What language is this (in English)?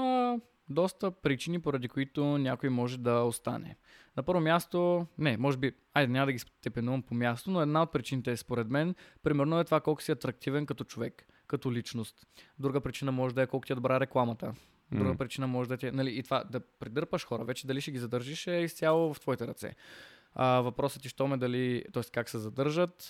Bulgarian